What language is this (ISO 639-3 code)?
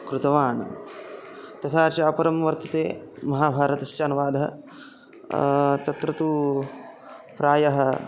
san